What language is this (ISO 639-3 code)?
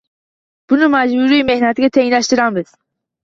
uzb